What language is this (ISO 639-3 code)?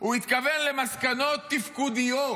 heb